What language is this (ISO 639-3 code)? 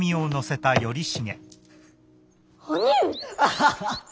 jpn